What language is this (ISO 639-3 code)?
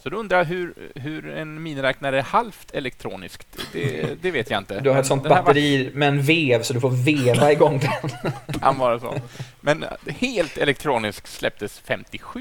swe